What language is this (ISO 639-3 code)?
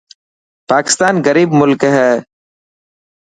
mki